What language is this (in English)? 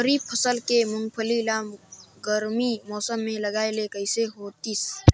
Chhattisgarhi